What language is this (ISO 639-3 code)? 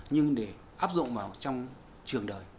vie